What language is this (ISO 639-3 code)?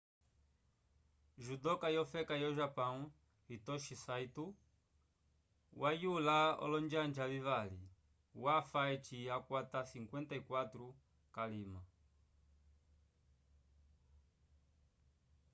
umb